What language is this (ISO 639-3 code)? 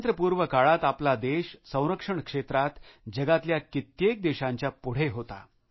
mar